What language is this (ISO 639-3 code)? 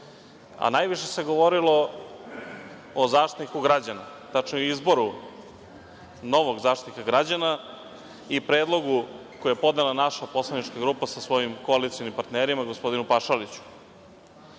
srp